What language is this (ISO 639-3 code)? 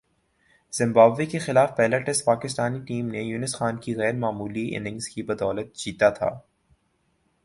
urd